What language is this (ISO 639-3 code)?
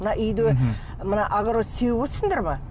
kaz